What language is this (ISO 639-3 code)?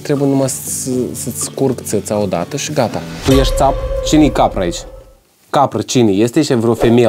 ron